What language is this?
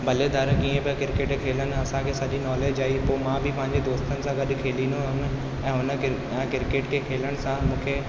Sindhi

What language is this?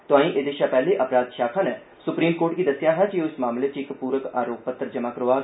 Dogri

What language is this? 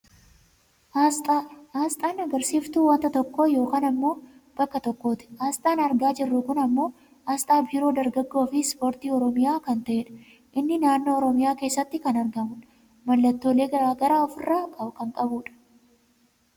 Oromo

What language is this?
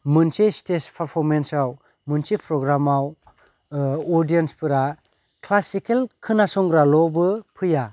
Bodo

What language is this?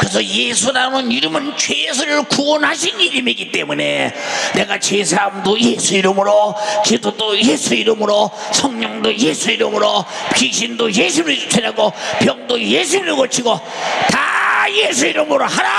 Korean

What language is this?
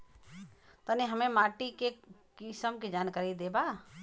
Bhojpuri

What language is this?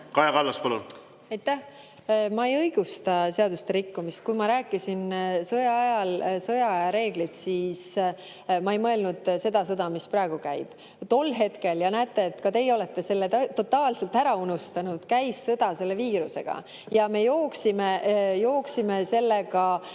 Estonian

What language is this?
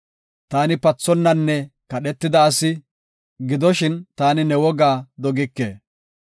Gofa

